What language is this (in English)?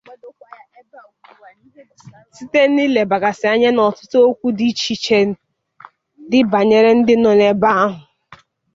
Igbo